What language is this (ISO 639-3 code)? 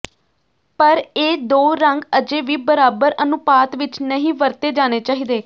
pan